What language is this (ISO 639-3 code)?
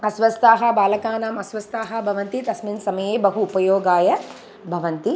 san